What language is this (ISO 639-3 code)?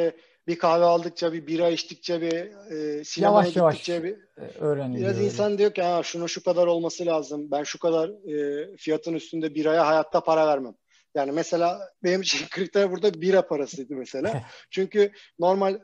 tur